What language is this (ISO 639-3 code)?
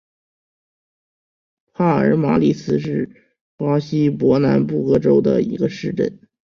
zho